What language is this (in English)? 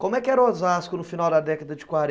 Portuguese